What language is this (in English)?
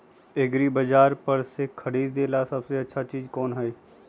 Magahi